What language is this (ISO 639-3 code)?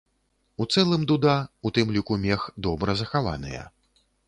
bel